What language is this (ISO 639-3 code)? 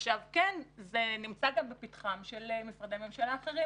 heb